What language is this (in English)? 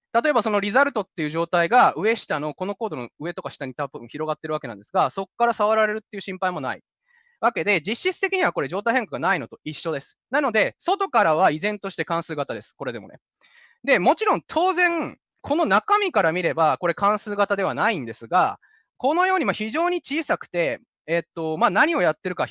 Japanese